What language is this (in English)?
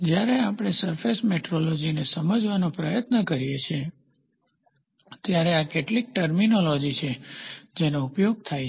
Gujarati